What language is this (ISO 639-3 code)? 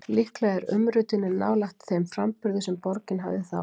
isl